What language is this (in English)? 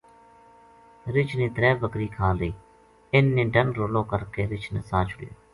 Gujari